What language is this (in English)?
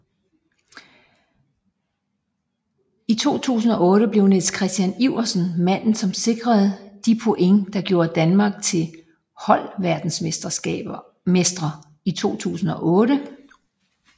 Danish